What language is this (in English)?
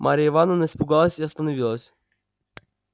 Russian